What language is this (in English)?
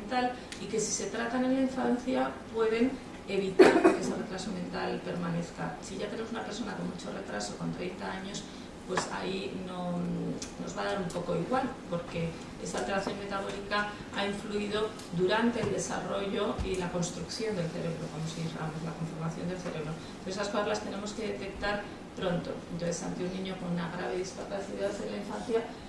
Spanish